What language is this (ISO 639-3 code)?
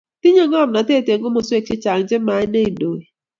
kln